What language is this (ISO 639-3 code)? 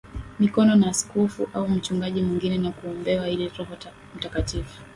swa